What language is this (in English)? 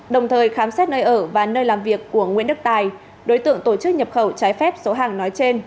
Vietnamese